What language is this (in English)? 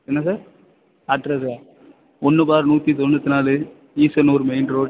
Tamil